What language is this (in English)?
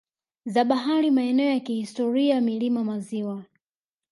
Swahili